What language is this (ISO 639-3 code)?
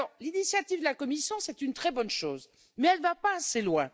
fra